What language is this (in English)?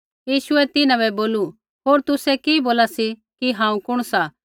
Kullu Pahari